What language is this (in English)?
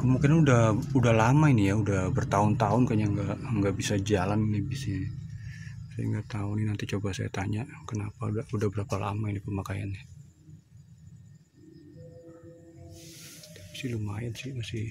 Indonesian